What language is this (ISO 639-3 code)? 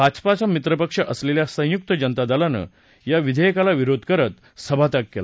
mar